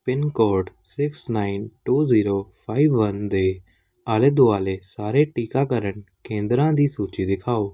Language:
Punjabi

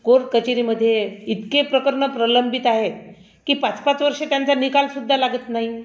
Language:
Marathi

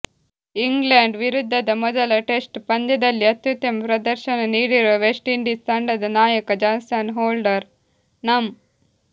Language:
Kannada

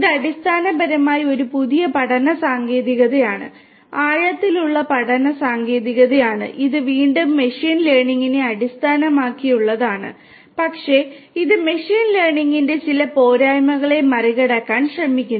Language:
Malayalam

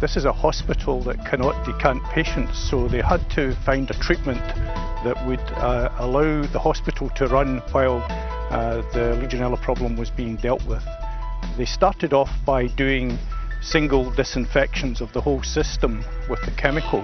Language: English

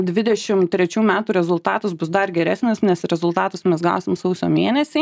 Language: Lithuanian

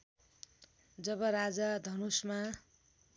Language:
Nepali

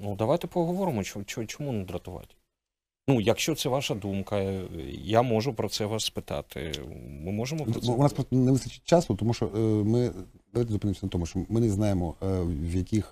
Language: Ukrainian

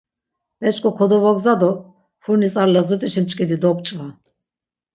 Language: Laz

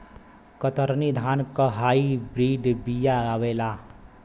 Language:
Bhojpuri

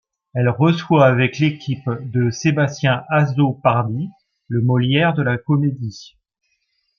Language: French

